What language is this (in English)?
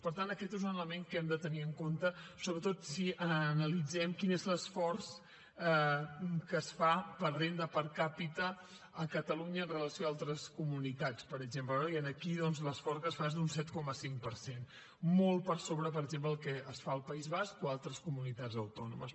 Catalan